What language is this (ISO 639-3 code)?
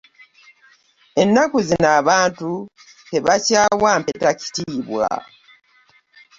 lug